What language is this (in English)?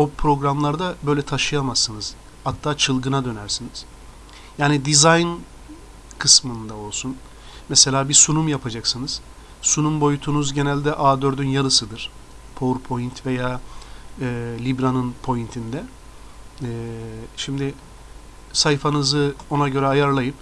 Turkish